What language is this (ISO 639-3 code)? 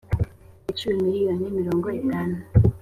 kin